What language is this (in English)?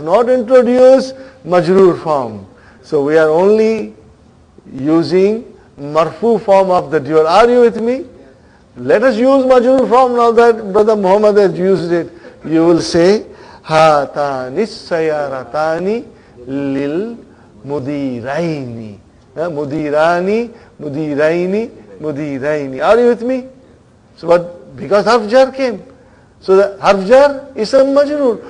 English